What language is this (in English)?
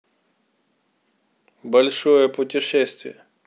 Russian